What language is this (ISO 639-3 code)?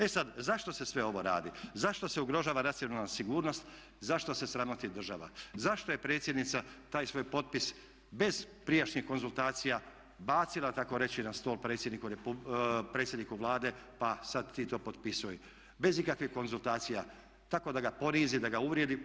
hrv